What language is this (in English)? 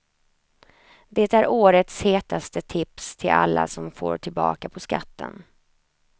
Swedish